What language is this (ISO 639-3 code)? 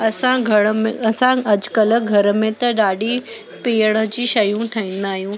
snd